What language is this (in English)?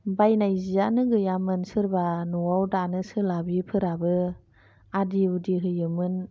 Bodo